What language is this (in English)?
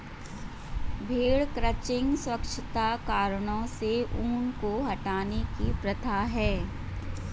Hindi